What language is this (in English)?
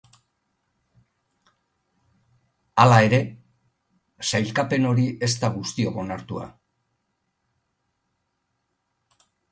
Basque